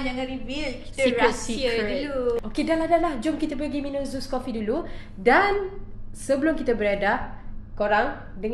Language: Malay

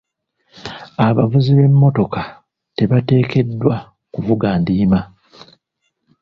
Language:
Ganda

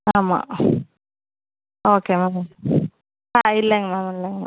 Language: Tamil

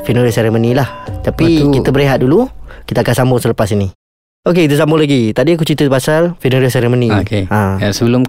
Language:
Malay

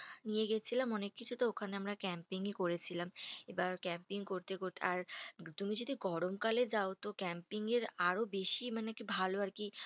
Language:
Bangla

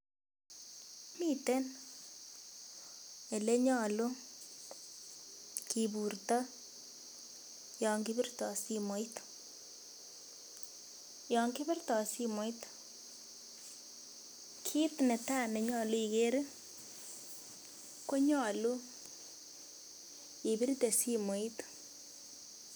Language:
Kalenjin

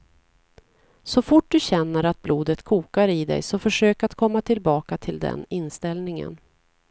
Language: Swedish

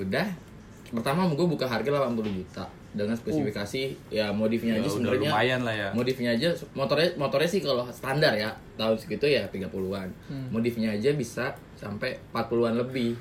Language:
Indonesian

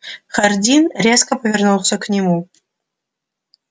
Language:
Russian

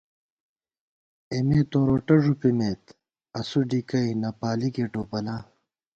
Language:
Gawar-Bati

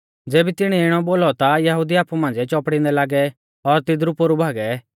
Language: Mahasu Pahari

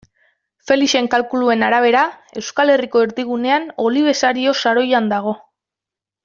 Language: Basque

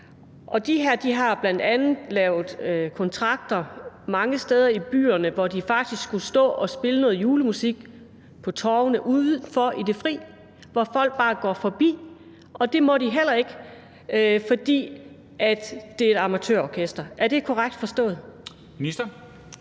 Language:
Danish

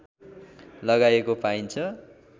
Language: Nepali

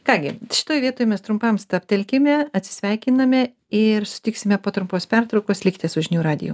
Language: Lithuanian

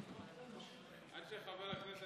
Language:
Hebrew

